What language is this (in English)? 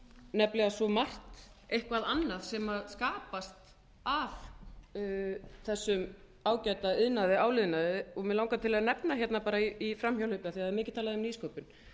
Icelandic